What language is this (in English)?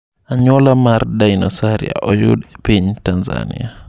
Luo (Kenya and Tanzania)